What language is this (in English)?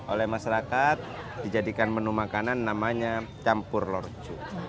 Indonesian